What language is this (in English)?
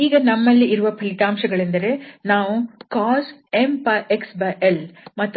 Kannada